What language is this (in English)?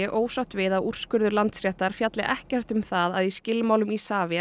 Icelandic